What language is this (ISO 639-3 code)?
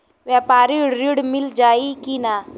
bho